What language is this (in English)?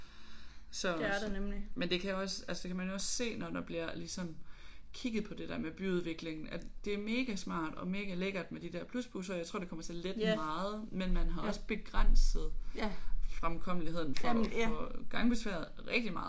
Danish